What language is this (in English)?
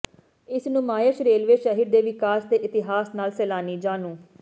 Punjabi